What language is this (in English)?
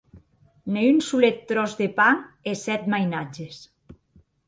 Occitan